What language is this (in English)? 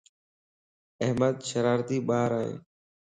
Lasi